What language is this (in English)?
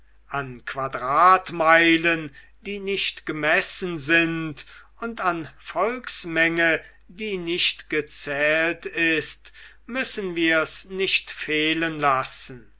German